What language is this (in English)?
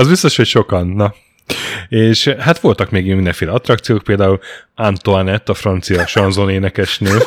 Hungarian